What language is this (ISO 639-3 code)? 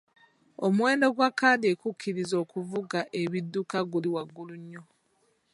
lug